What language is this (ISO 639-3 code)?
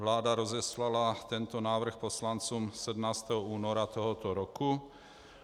ces